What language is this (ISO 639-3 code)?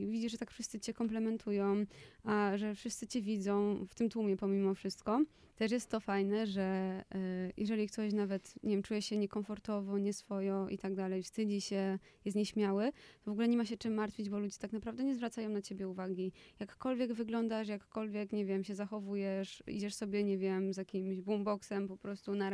pol